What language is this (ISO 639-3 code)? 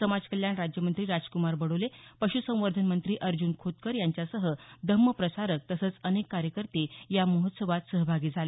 mar